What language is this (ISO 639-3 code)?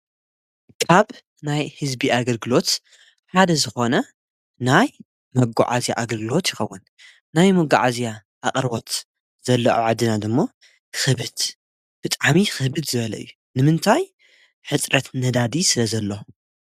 tir